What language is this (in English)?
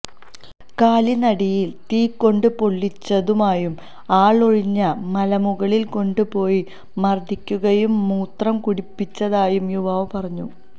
Malayalam